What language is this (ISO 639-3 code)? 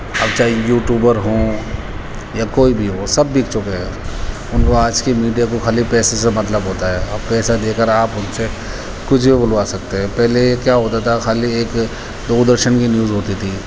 urd